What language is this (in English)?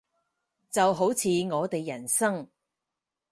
Cantonese